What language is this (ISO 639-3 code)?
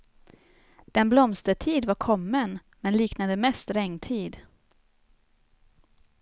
swe